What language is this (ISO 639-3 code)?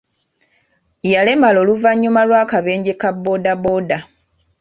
lug